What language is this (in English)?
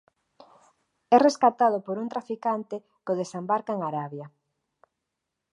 Galician